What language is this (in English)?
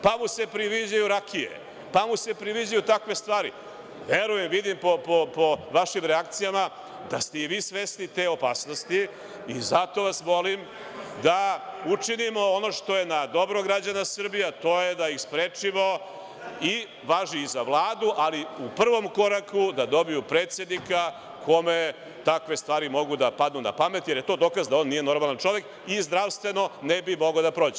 Serbian